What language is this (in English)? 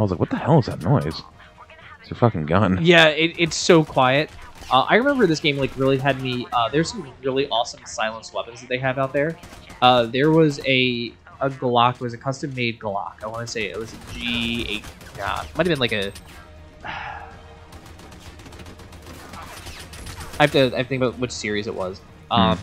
English